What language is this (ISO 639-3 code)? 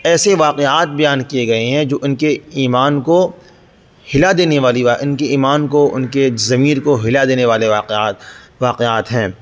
urd